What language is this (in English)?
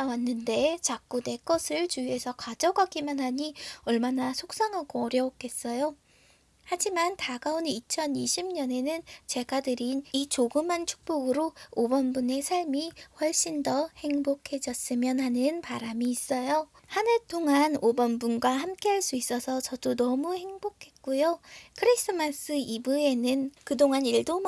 Korean